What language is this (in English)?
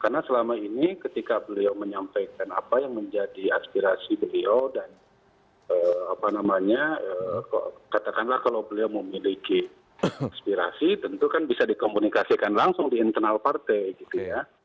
Indonesian